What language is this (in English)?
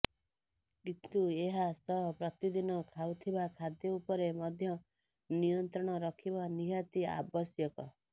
Odia